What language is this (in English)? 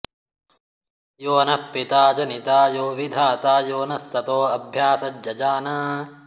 Sanskrit